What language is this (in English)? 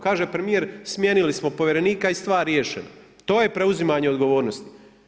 Croatian